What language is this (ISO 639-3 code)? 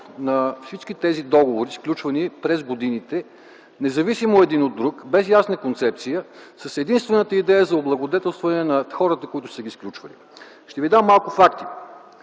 bul